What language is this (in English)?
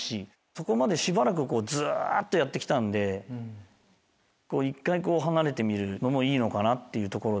Japanese